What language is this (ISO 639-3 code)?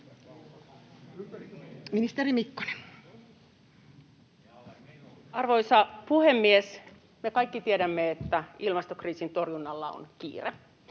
fin